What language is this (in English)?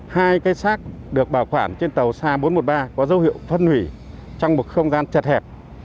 Vietnamese